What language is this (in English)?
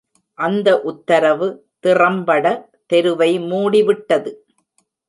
Tamil